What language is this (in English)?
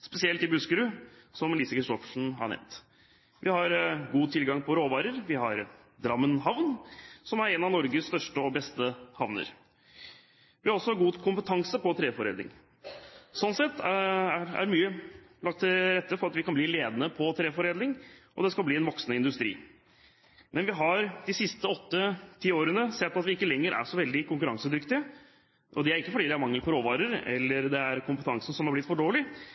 Norwegian Bokmål